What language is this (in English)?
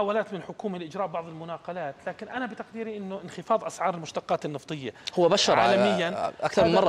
Arabic